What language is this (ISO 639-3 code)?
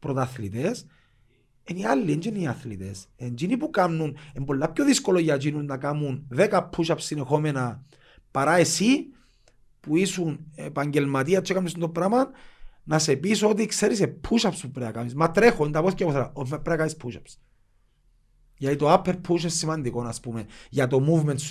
ell